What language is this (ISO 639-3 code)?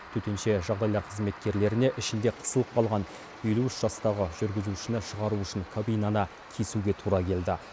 kaz